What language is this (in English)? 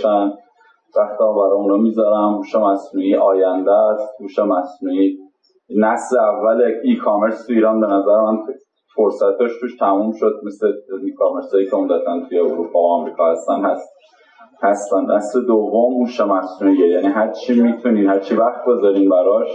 Persian